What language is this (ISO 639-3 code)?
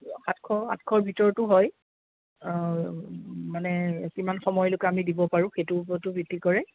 asm